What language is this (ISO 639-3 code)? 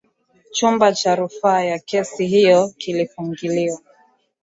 swa